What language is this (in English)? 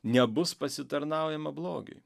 Lithuanian